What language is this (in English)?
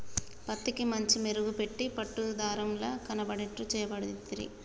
Telugu